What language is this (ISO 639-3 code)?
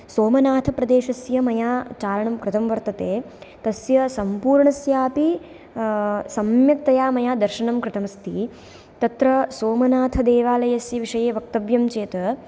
san